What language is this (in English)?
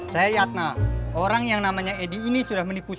Indonesian